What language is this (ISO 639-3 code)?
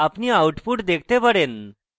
ben